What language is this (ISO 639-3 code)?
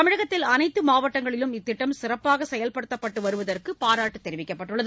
tam